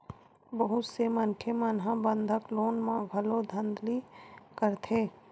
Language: Chhattisgarhi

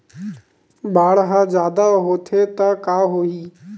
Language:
Chhattisgarhi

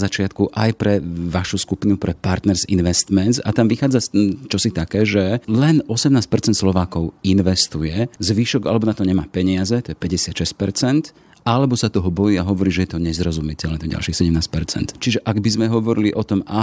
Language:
Slovak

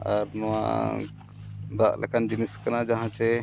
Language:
Santali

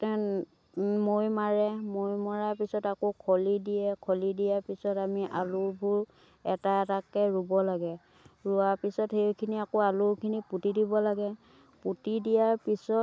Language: Assamese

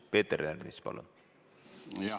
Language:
Estonian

